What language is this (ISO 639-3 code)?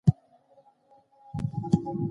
pus